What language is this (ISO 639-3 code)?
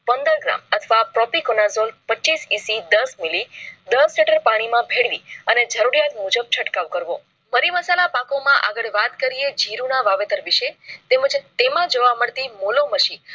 guj